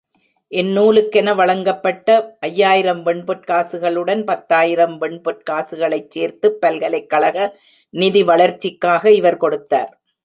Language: Tamil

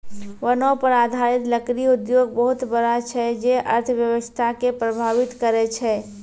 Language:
Maithili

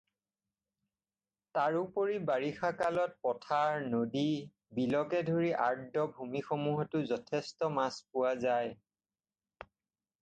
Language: Assamese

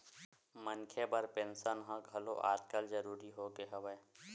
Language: Chhattisgarhi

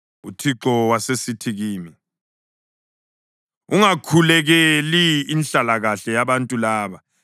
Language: North Ndebele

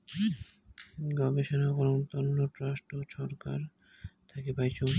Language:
Bangla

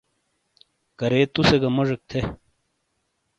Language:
Shina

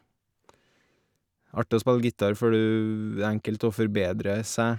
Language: Norwegian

